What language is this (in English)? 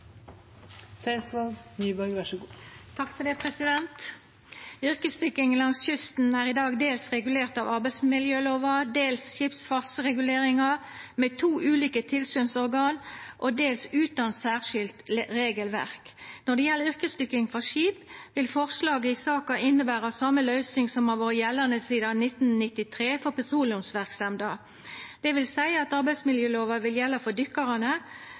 Norwegian Nynorsk